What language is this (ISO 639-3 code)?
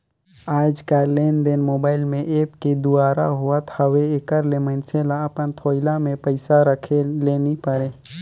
hne